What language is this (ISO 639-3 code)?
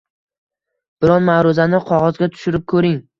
uzb